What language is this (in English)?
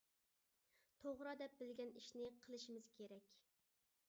Uyghur